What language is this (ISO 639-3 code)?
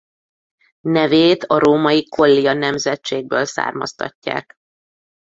hun